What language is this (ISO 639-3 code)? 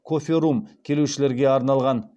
kaz